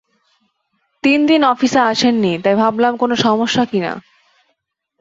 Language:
Bangla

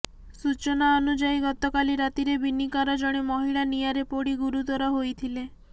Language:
Odia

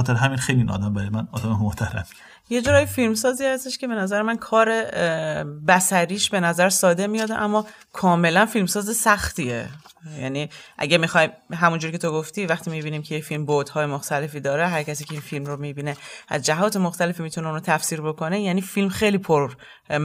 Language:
Persian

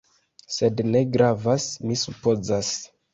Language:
Esperanto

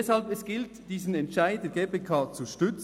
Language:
Swiss German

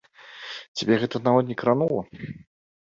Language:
Belarusian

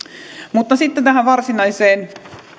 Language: Finnish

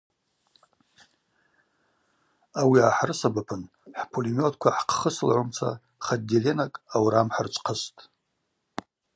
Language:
Abaza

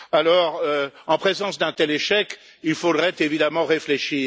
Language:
French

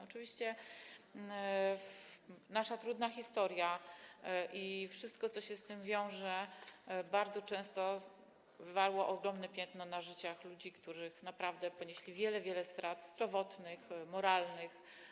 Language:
Polish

